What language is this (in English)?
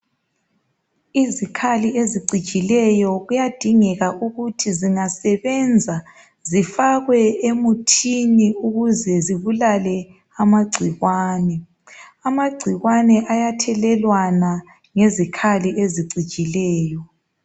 North Ndebele